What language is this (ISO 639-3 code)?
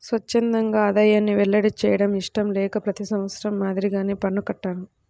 tel